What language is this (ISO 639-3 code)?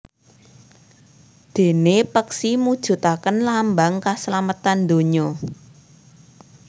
jav